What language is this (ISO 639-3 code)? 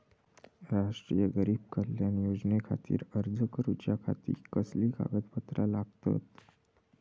mar